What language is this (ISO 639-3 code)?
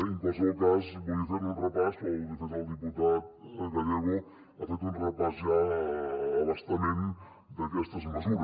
cat